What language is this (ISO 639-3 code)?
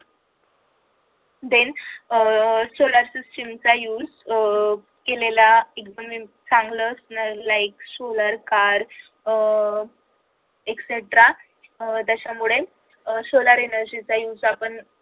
mar